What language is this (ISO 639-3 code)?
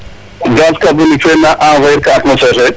srr